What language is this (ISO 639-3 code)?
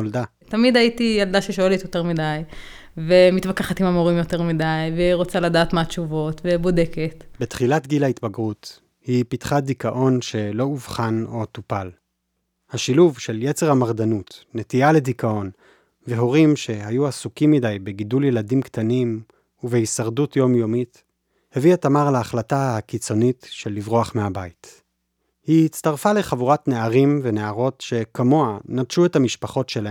heb